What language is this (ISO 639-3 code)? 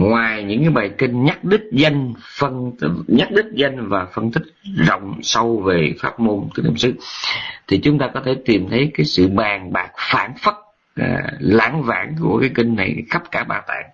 vie